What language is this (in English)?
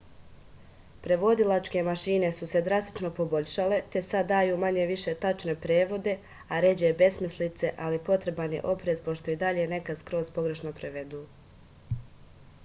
Serbian